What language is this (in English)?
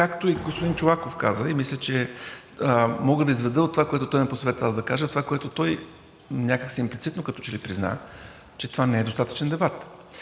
Bulgarian